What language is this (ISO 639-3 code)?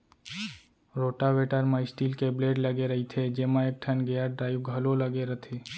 hne